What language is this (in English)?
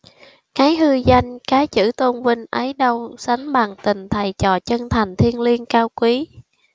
Vietnamese